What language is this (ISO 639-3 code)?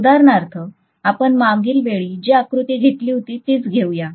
mar